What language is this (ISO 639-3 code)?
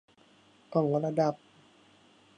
tha